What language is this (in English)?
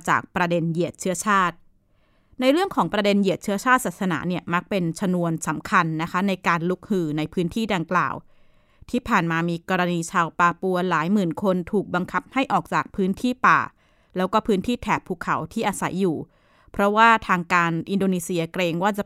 Thai